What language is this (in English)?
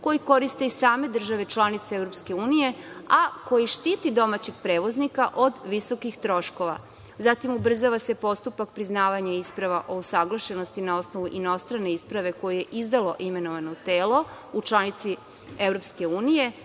Serbian